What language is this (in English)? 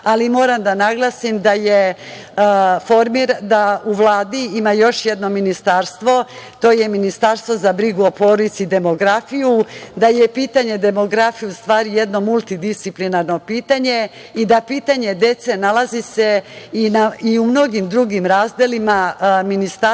Serbian